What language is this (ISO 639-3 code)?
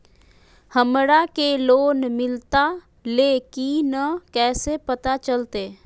mag